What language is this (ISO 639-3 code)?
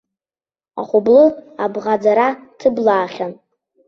abk